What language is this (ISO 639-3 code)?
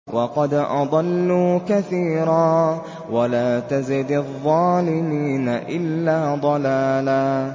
ara